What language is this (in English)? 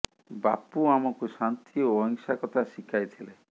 Odia